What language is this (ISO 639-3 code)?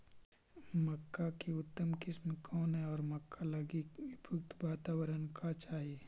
mag